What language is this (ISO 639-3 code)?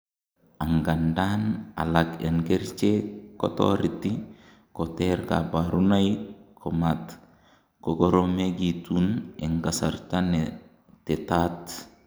kln